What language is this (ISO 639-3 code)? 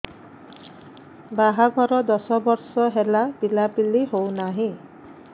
ori